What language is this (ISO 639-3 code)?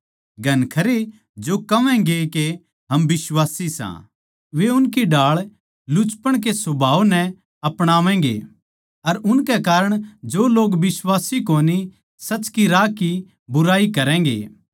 bgc